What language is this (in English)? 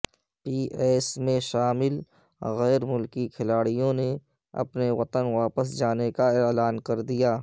Urdu